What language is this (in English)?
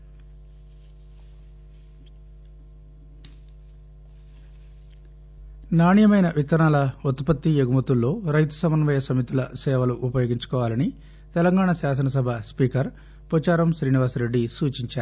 Telugu